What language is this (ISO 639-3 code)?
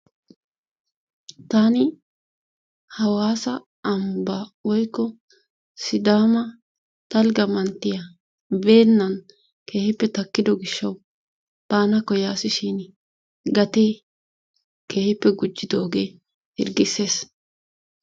wal